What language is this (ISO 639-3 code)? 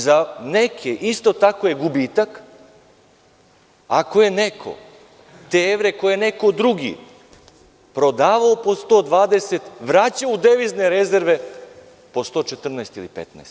srp